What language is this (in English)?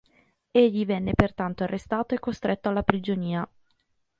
Italian